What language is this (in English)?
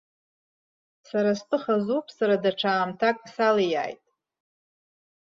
Abkhazian